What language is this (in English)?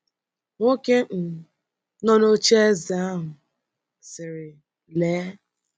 Igbo